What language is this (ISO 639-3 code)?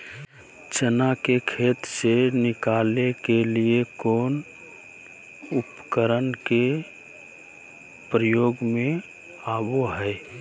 mag